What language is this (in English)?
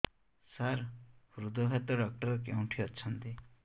Odia